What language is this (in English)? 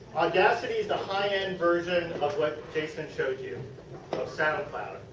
English